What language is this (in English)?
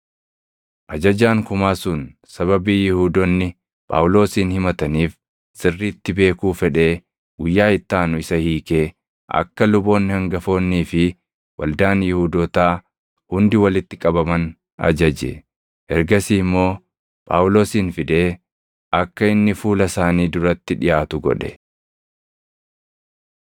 Oromo